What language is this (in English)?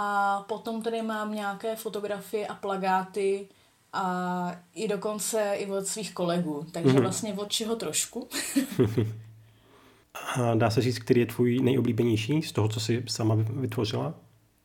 Czech